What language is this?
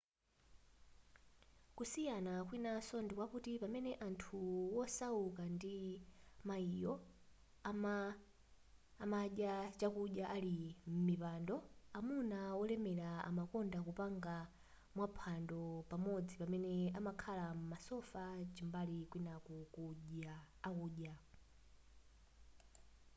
Nyanja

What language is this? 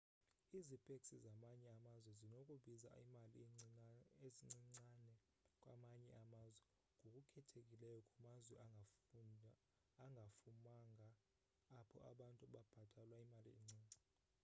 Xhosa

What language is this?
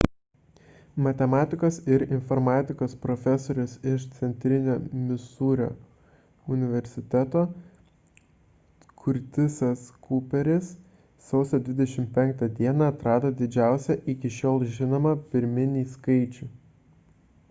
Lithuanian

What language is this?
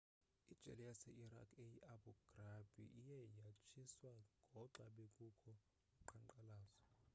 Xhosa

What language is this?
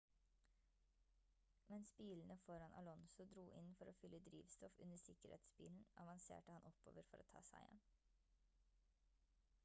Norwegian Bokmål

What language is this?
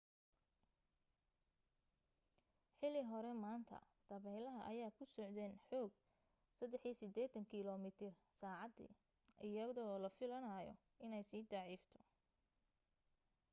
Somali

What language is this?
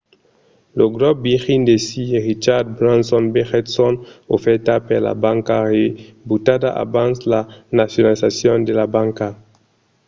Occitan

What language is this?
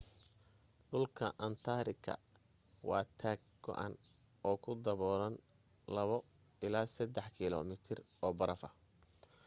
Somali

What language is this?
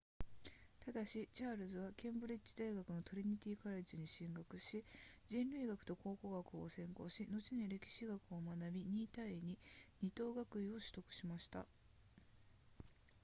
Japanese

